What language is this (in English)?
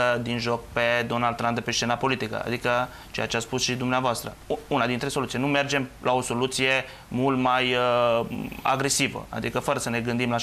Romanian